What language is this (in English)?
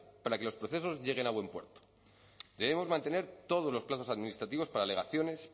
Spanish